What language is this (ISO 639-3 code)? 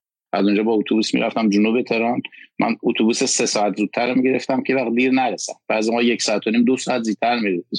fas